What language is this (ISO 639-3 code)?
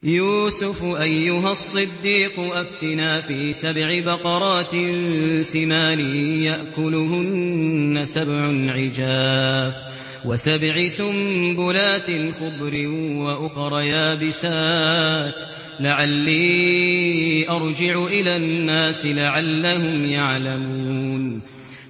ara